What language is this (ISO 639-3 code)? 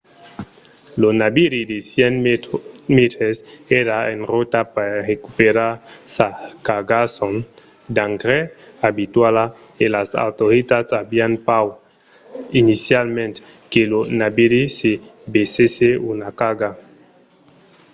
oci